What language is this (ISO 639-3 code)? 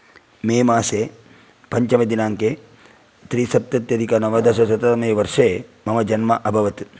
san